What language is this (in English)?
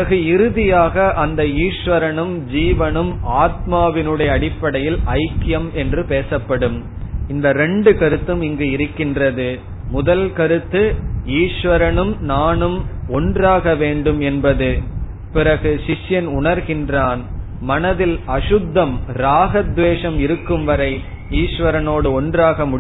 Tamil